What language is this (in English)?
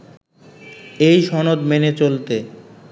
Bangla